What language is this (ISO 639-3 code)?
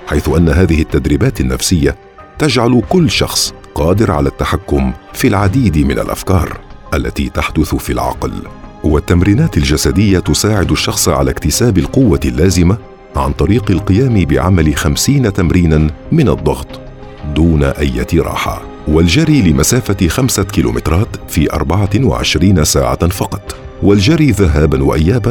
ara